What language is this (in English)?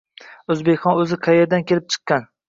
Uzbek